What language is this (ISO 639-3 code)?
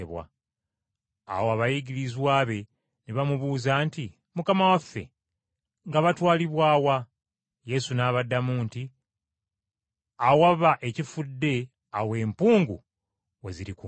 lug